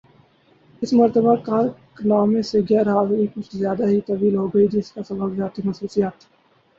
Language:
Urdu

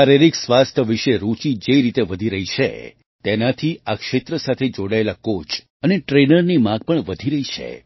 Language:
Gujarati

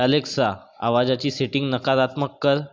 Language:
Marathi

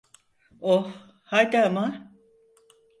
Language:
Turkish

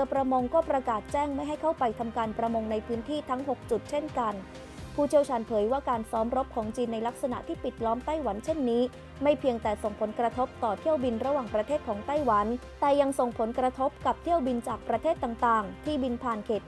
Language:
Thai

